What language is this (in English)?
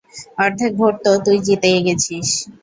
Bangla